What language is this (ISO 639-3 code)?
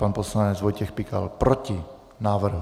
ces